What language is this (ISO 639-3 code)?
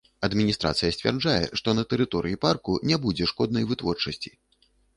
bel